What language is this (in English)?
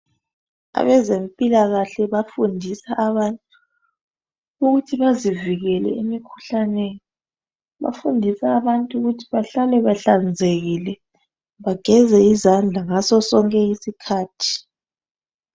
North Ndebele